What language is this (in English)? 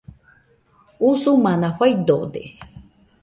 Nüpode Huitoto